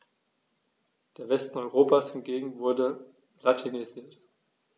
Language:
German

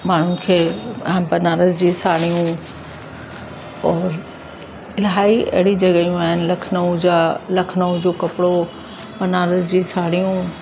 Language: Sindhi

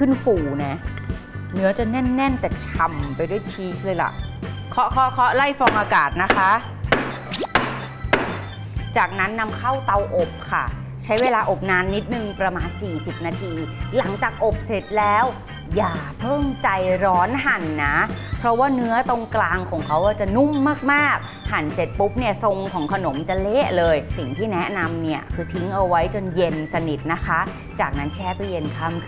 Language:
Thai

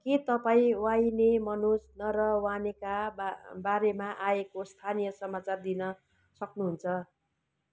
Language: Nepali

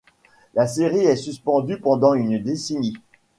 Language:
French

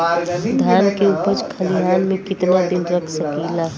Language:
Bhojpuri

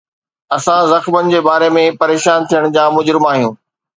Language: Sindhi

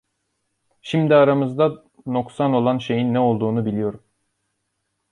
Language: Turkish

